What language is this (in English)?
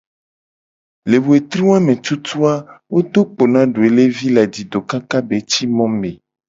Gen